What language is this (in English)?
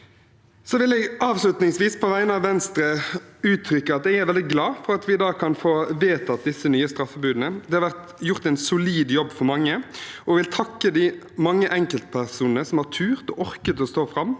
Norwegian